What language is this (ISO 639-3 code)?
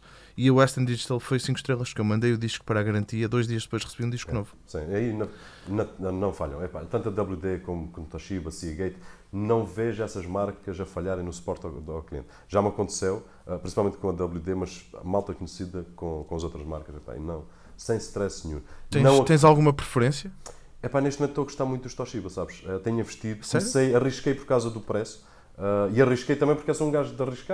por